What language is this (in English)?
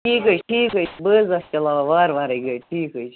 Kashmiri